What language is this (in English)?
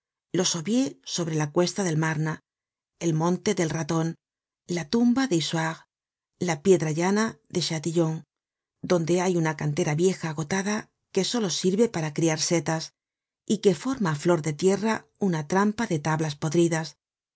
Spanish